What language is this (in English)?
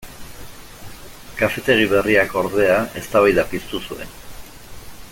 Basque